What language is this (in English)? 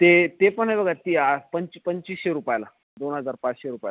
Marathi